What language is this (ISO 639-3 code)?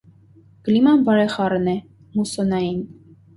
hye